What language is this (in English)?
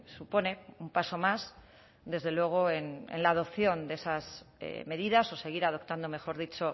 Spanish